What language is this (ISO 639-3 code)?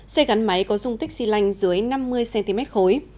vie